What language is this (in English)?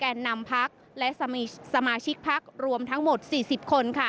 Thai